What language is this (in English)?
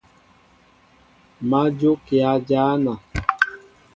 Mbo (Cameroon)